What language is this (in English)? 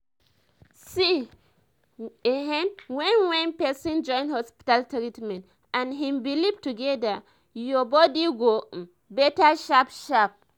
Nigerian Pidgin